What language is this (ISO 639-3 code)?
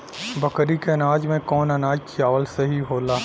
bho